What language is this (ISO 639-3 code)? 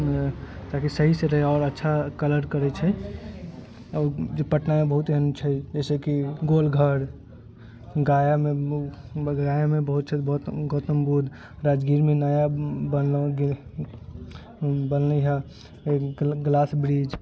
mai